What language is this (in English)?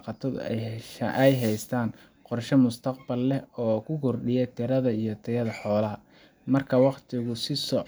Somali